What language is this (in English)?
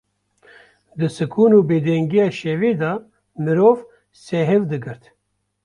Kurdish